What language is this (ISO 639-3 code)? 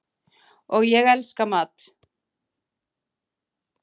isl